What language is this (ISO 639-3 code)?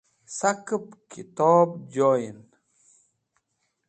wbl